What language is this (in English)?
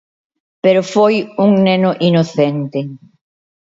Galician